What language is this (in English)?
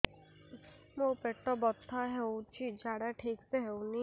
Odia